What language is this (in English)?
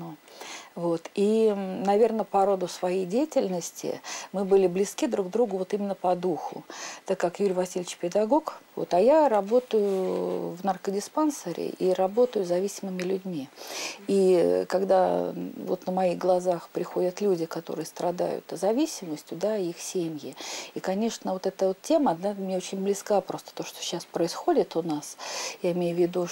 Russian